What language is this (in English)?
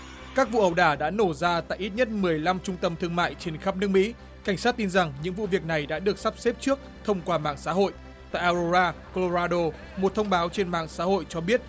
Vietnamese